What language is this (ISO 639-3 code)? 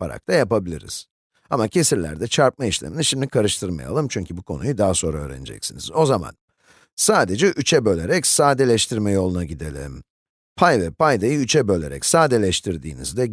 tur